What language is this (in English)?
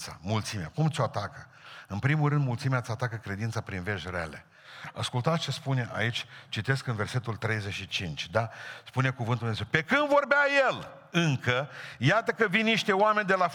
Romanian